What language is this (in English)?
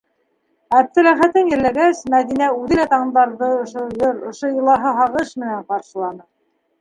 Bashkir